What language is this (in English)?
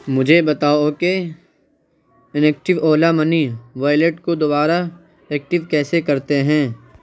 Urdu